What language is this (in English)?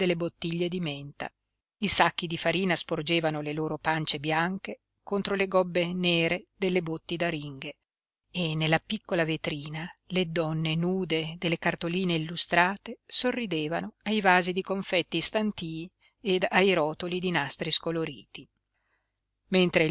Italian